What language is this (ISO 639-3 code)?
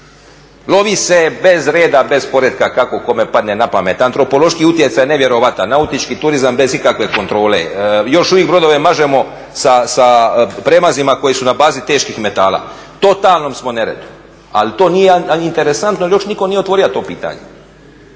hrv